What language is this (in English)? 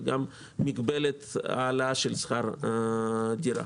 Hebrew